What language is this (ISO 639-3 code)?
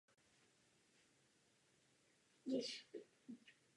ces